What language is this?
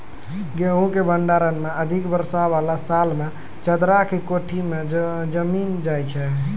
Maithili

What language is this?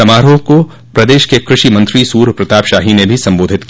Hindi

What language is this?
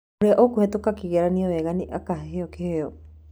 Kikuyu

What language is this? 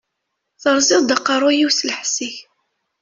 Kabyle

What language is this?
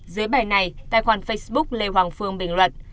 Vietnamese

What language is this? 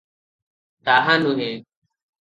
Odia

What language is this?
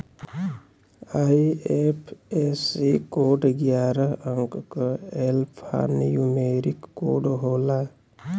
Bhojpuri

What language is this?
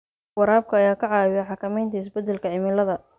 Somali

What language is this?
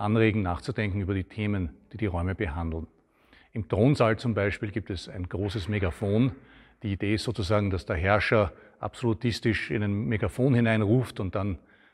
German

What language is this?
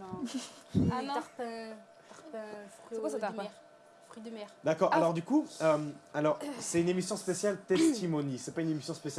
French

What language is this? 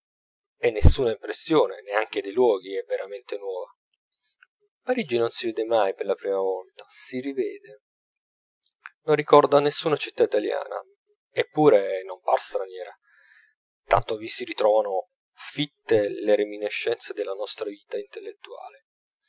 Italian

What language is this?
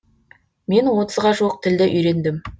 Kazakh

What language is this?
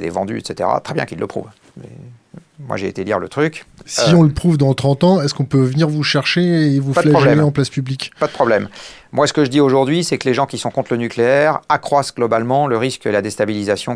French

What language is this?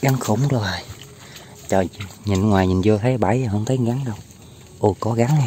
Vietnamese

